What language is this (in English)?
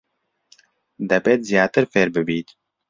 Central Kurdish